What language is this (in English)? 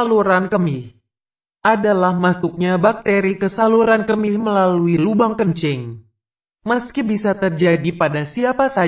Indonesian